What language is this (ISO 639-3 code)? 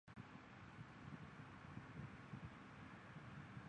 zho